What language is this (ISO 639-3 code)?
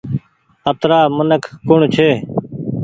gig